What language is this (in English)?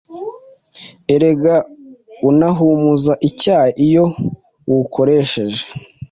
Kinyarwanda